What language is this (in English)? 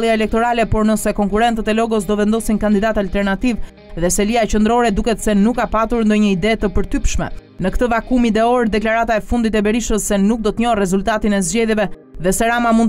Romanian